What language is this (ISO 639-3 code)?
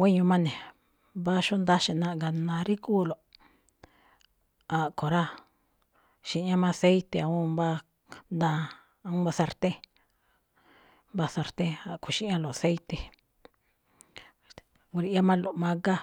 tcf